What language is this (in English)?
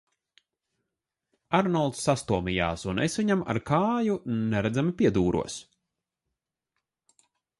Latvian